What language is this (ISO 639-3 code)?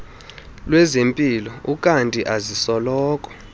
xho